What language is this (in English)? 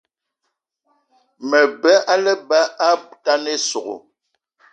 Eton (Cameroon)